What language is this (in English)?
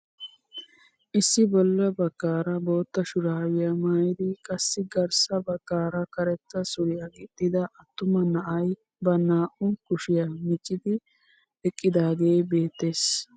Wolaytta